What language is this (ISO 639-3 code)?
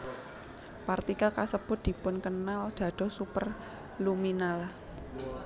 jav